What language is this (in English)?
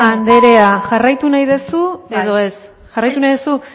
Basque